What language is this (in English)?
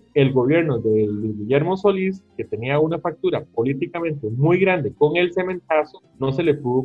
Spanish